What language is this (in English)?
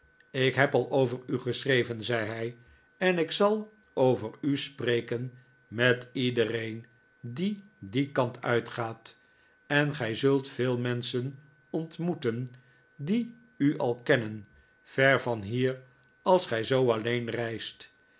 Dutch